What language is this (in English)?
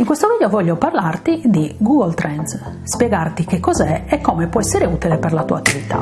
Italian